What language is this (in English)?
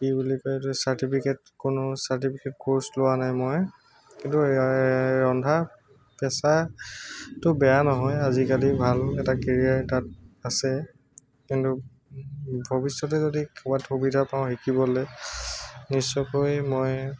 Assamese